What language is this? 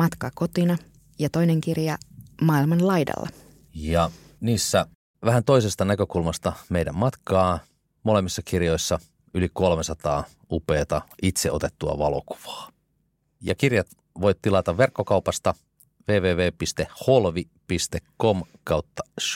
Finnish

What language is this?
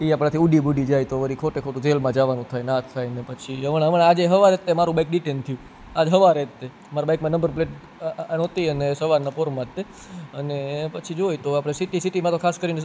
Gujarati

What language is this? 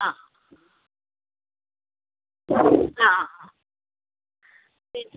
Malayalam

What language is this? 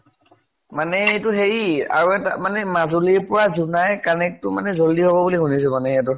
Assamese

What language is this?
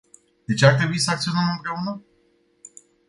Romanian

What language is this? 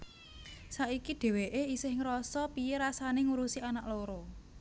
Javanese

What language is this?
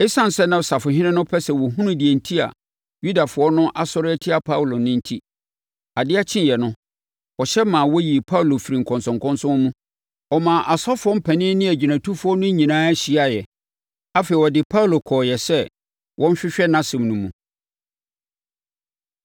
Akan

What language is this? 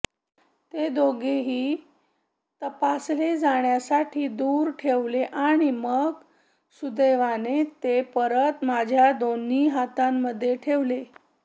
Marathi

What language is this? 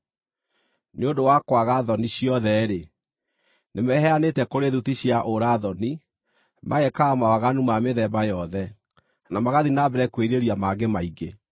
Kikuyu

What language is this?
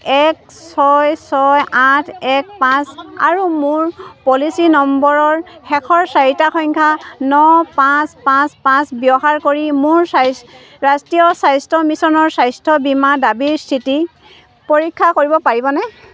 Assamese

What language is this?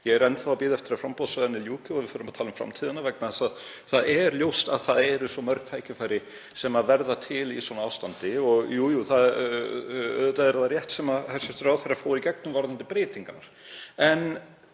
Icelandic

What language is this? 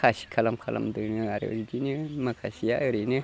Bodo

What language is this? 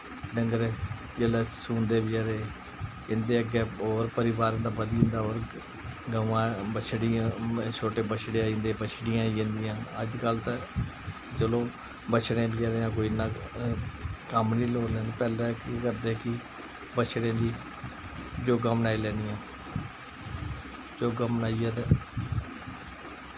Dogri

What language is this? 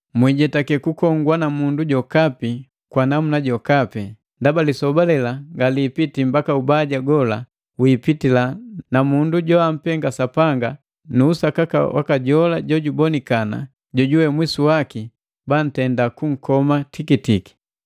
Matengo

